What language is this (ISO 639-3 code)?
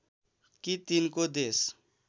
nep